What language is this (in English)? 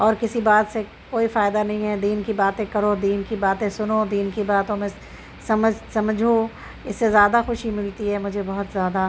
Urdu